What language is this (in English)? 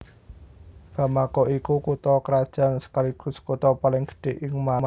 Javanese